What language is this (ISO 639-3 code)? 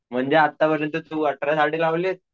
mar